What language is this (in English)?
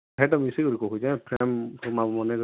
Odia